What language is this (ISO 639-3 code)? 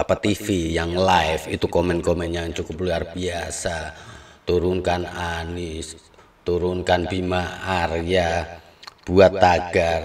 ind